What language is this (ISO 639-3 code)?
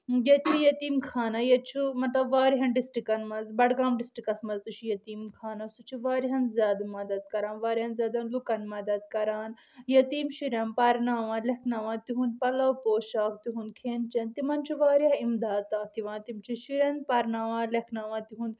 kas